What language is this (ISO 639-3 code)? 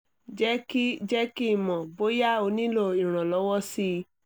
yor